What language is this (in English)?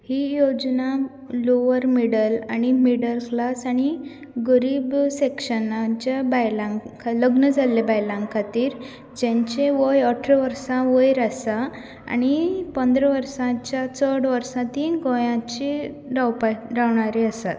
Konkani